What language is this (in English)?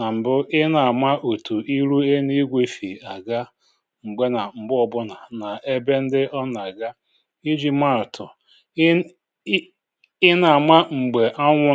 Igbo